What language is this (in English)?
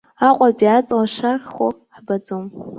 Abkhazian